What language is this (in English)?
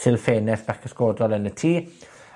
Welsh